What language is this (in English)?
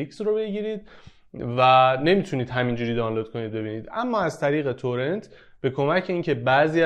Persian